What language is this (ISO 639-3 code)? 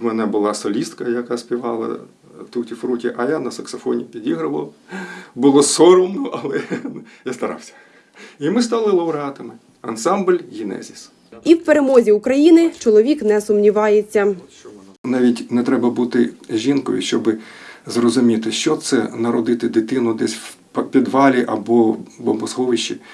ukr